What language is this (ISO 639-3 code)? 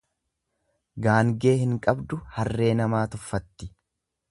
orm